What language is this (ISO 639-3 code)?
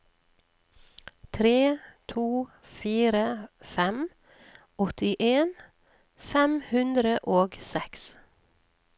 nor